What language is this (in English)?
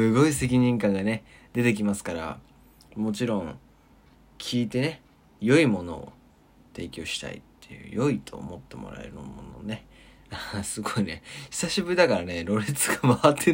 Japanese